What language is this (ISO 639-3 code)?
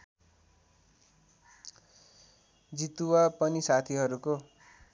nep